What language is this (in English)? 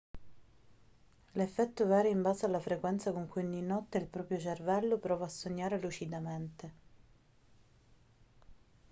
Italian